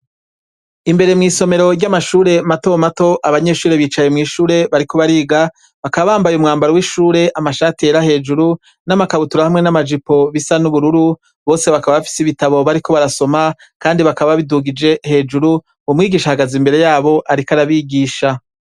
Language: Rundi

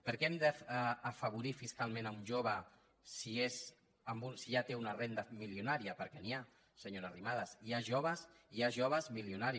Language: Catalan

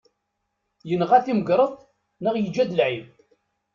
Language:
Kabyle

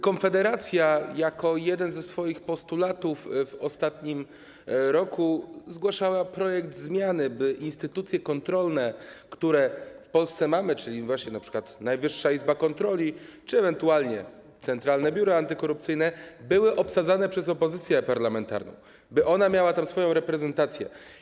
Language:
Polish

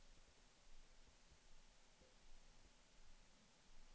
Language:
Swedish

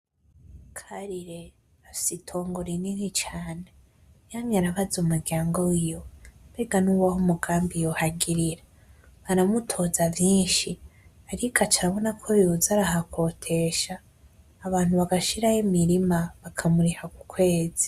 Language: Rundi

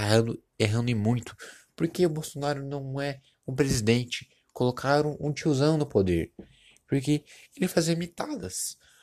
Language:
Portuguese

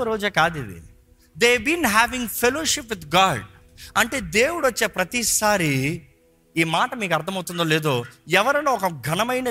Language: Telugu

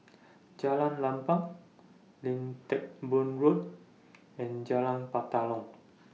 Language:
English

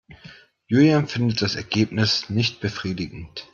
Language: German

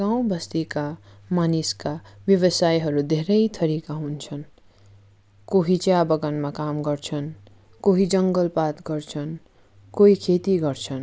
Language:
Nepali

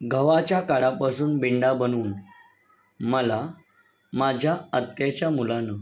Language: Marathi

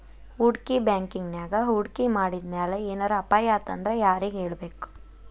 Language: Kannada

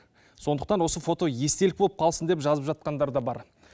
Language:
Kazakh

